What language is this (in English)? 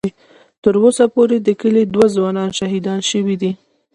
Pashto